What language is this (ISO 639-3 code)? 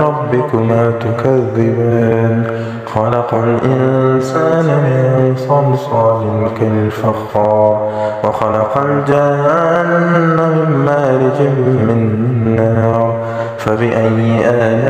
ara